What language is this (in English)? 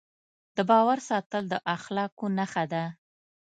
Pashto